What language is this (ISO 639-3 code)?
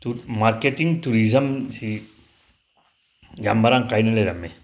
mni